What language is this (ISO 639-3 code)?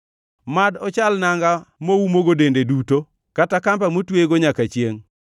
luo